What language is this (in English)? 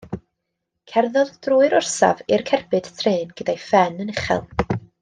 Welsh